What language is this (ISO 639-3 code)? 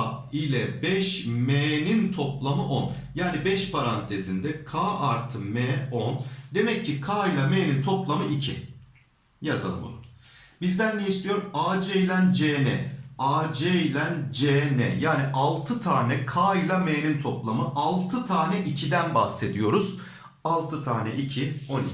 tur